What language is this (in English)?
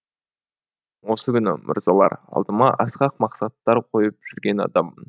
Kazakh